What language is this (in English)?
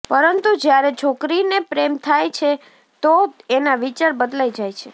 Gujarati